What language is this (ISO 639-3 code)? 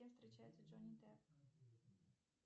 rus